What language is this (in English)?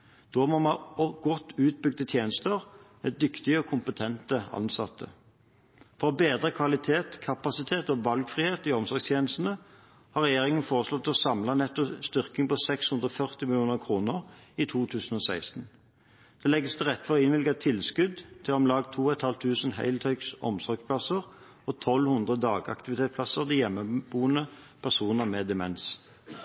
Norwegian Bokmål